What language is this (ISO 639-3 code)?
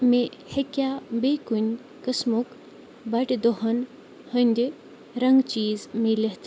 kas